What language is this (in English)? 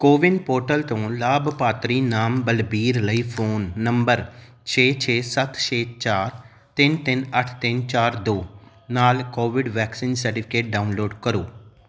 Punjabi